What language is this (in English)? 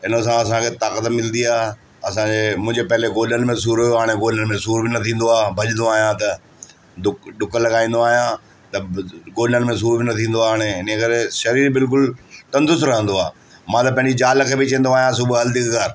Sindhi